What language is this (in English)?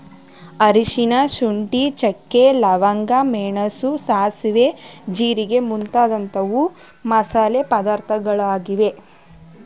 Kannada